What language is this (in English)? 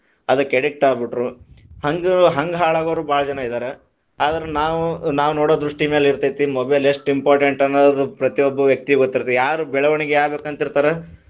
Kannada